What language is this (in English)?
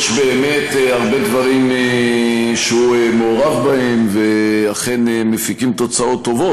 Hebrew